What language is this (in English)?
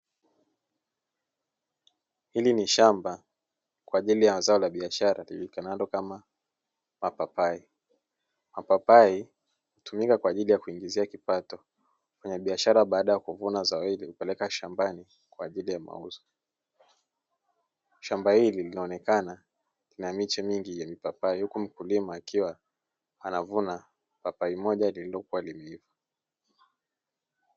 Swahili